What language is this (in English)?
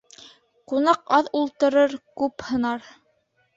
Bashkir